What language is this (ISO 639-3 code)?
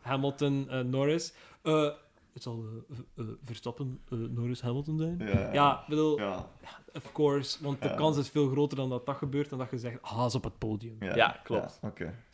nld